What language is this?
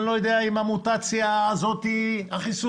Hebrew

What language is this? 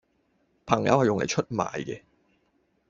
Cantonese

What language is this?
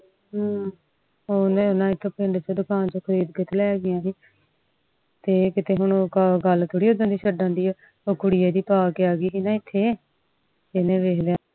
Punjabi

